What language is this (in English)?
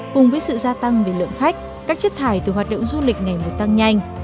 Vietnamese